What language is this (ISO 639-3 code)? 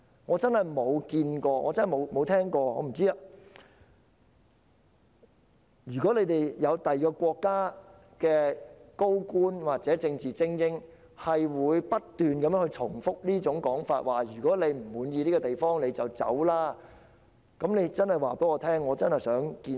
yue